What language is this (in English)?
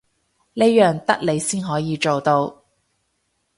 Cantonese